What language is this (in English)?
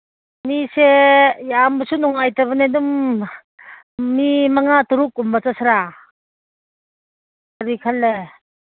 Manipuri